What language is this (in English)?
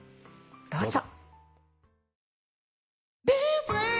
Japanese